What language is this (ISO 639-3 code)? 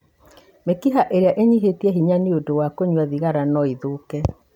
kik